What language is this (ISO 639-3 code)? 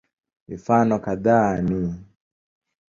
swa